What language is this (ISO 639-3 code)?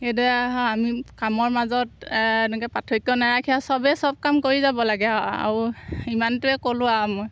asm